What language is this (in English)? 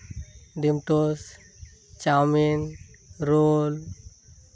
Santali